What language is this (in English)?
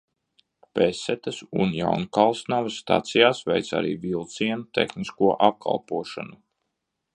Latvian